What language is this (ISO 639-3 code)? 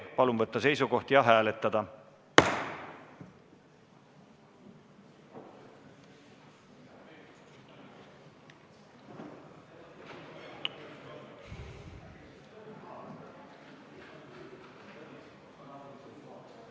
est